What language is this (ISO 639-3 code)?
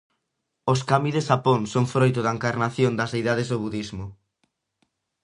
glg